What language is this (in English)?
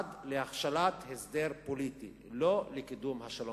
Hebrew